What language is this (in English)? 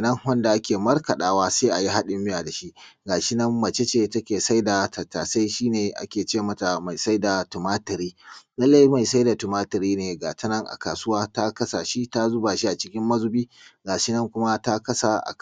Hausa